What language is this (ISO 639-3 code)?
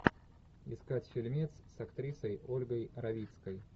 rus